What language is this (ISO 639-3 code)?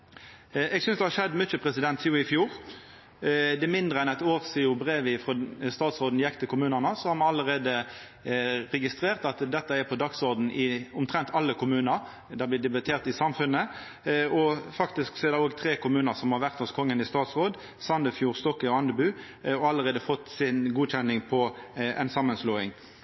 nno